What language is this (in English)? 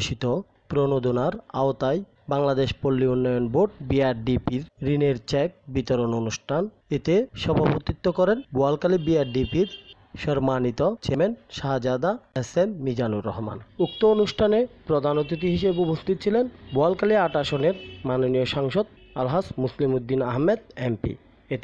Turkish